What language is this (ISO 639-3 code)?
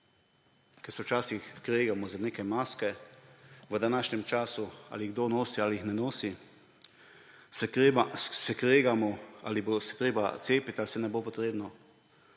slv